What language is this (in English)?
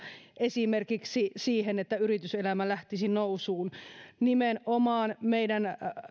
Finnish